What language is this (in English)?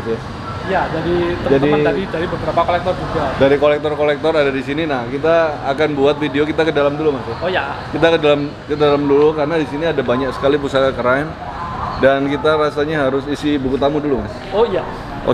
Indonesian